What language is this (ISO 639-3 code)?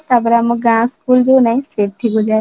ori